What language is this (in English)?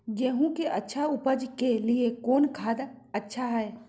Magahi